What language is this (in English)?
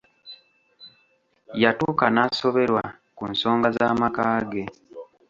Ganda